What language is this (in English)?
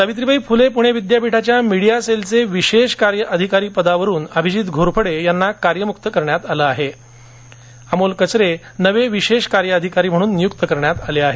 Marathi